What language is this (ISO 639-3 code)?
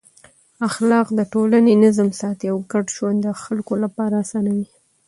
pus